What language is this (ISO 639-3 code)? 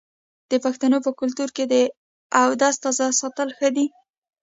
pus